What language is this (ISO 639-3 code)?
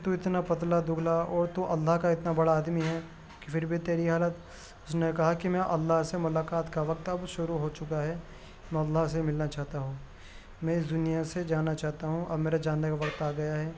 urd